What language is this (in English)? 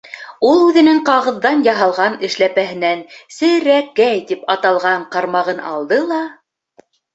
Bashkir